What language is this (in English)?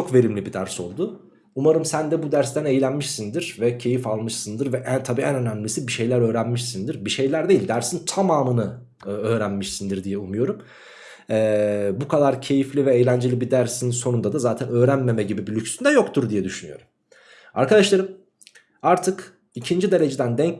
Turkish